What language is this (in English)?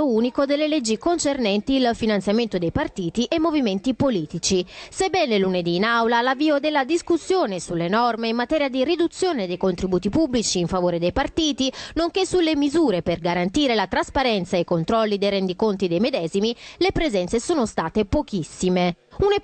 Italian